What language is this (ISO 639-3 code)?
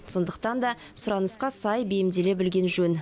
kaz